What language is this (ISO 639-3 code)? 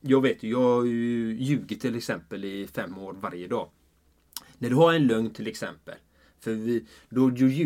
swe